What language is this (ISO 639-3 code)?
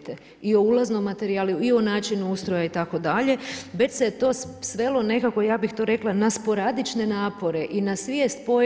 hrv